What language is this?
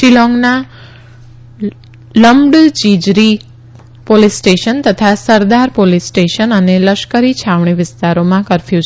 Gujarati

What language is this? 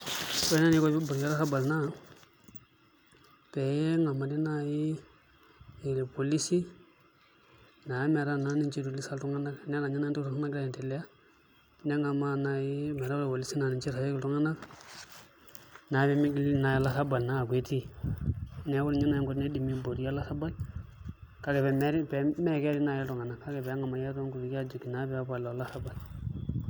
Masai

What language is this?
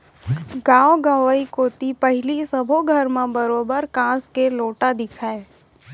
Chhattisgarhi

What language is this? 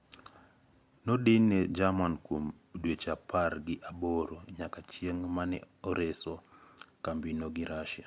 Luo (Kenya and Tanzania)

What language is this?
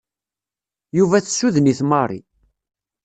Kabyle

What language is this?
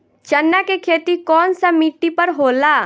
Bhojpuri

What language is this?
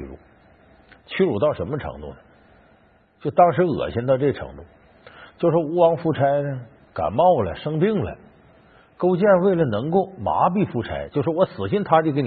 Chinese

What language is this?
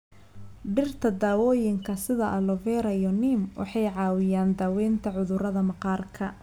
Somali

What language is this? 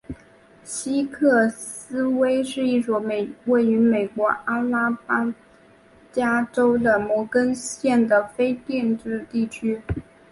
Chinese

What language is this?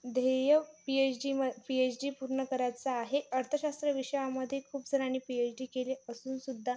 Marathi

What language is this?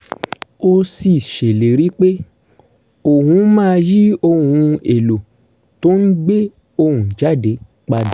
Yoruba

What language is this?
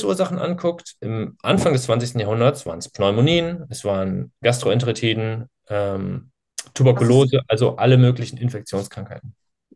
German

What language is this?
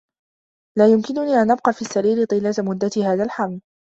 Arabic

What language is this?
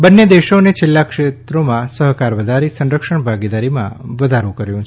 Gujarati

